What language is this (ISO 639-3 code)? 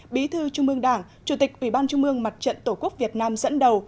vie